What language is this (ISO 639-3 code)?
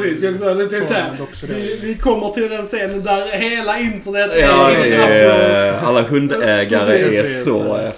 swe